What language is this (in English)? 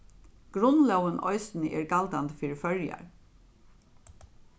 Faroese